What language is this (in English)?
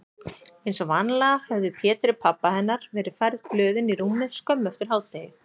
Icelandic